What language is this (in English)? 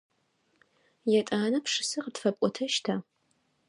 Adyghe